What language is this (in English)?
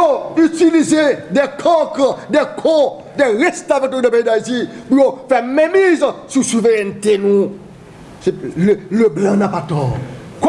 French